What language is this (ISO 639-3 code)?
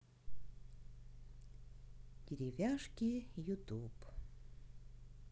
rus